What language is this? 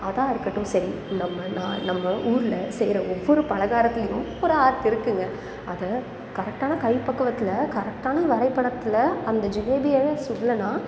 Tamil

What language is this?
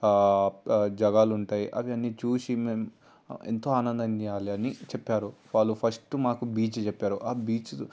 Telugu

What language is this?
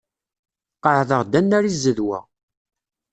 Kabyle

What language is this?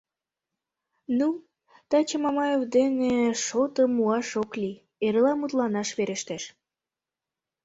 Mari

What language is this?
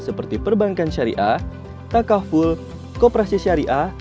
Indonesian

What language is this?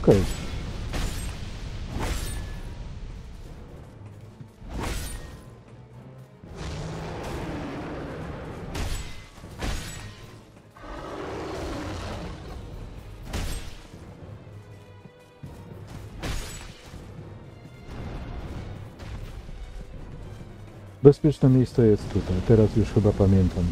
Polish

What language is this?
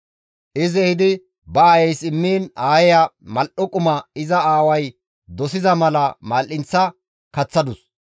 Gamo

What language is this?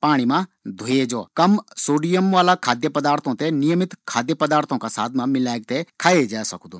Garhwali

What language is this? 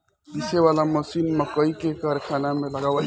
Bhojpuri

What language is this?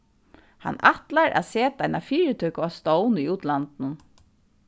Faroese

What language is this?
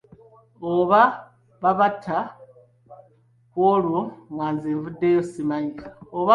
Ganda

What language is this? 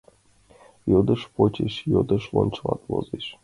Mari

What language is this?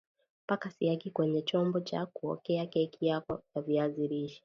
Swahili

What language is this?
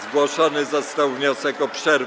Polish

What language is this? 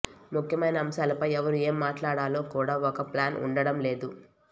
Telugu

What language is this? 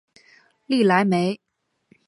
Chinese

